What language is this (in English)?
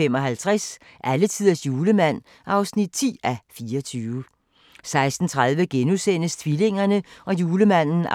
Danish